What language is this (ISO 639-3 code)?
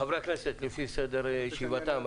heb